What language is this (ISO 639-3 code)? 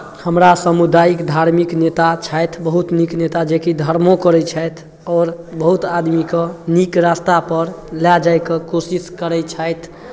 mai